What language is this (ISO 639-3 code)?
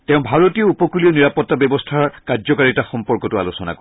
asm